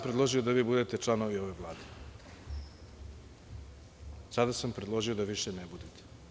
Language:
Serbian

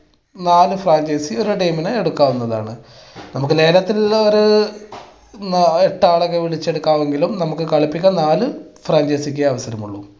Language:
Malayalam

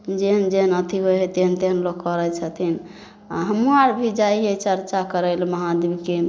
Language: Maithili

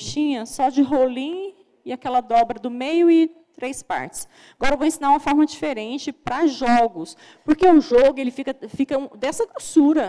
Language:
Portuguese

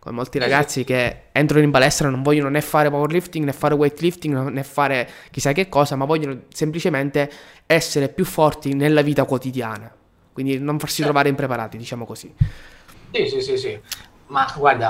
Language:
Italian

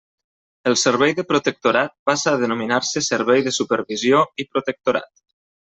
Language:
Catalan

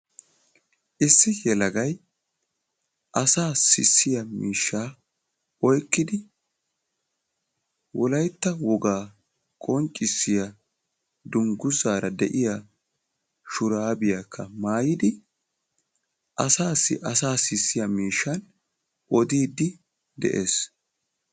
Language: Wolaytta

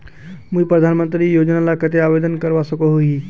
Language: Magahi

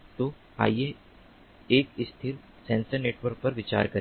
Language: Hindi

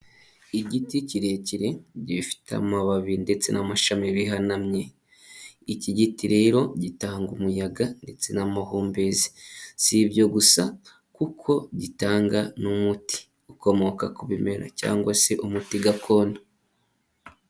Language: Kinyarwanda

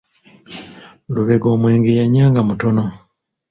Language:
Ganda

